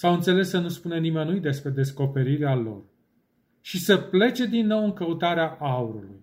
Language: Romanian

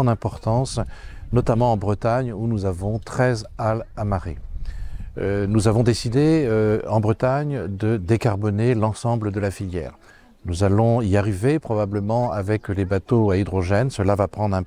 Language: French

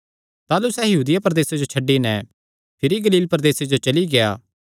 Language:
Kangri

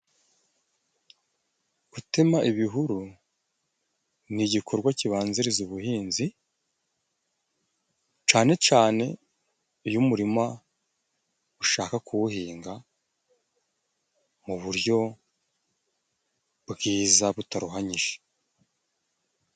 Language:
Kinyarwanda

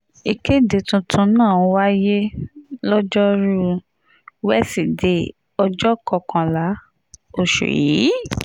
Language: Yoruba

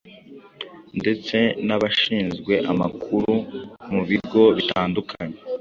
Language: Kinyarwanda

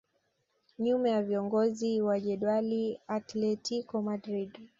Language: Swahili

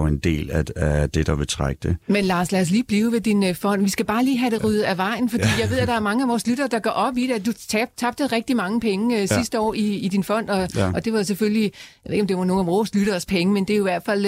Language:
Danish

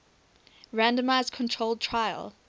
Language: English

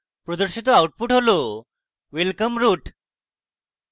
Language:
Bangla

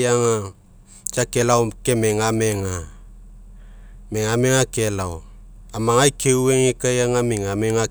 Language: Mekeo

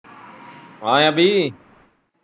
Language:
Punjabi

